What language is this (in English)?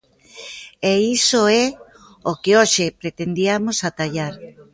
Galician